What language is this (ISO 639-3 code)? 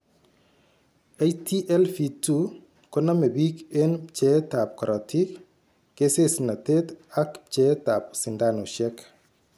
kln